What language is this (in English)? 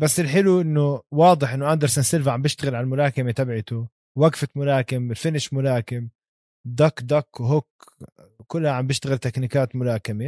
Arabic